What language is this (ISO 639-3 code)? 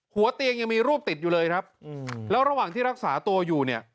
tha